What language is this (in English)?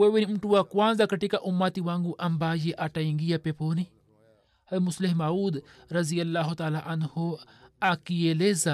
Swahili